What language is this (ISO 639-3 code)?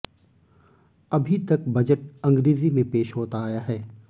hin